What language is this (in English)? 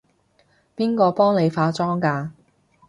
Cantonese